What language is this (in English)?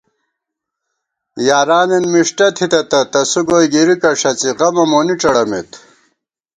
Gawar-Bati